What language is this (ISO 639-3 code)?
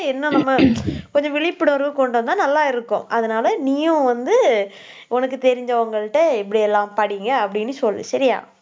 tam